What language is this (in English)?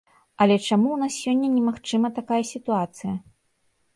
Belarusian